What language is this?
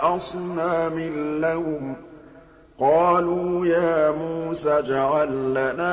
Arabic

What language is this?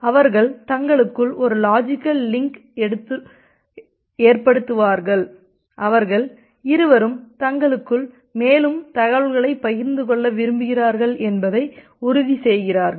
Tamil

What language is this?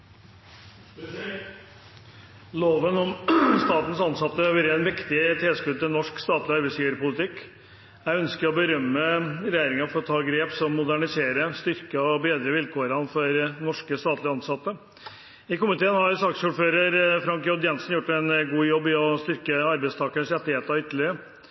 Norwegian Bokmål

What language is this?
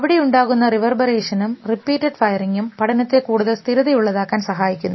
Malayalam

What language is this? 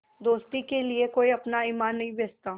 Hindi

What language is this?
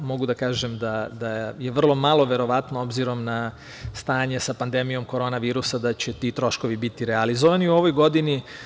Serbian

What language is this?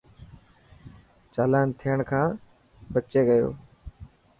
Dhatki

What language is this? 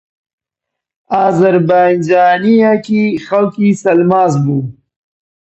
Central Kurdish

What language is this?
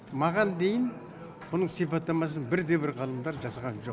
Kazakh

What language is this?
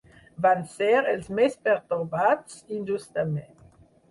Catalan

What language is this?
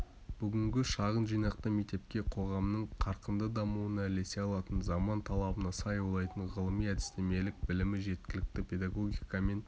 Kazakh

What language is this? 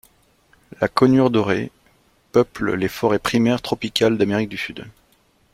French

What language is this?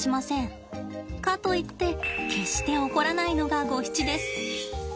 Japanese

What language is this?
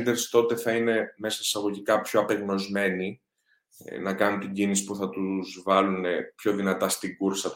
Greek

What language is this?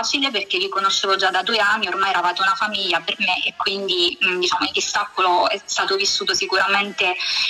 Italian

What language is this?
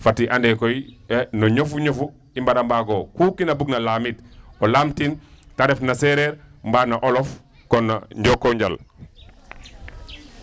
Serer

